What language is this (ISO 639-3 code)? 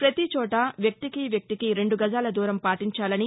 tel